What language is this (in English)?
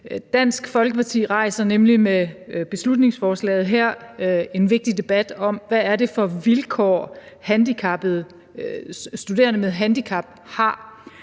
Danish